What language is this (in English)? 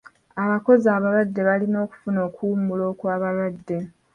Ganda